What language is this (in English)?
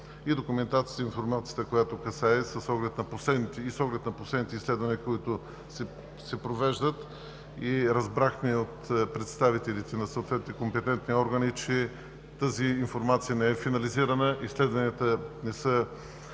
Bulgarian